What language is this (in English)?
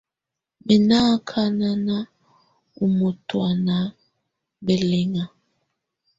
Tunen